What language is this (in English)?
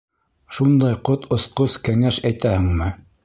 Bashkir